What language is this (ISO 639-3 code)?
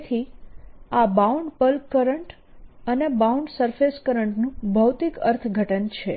guj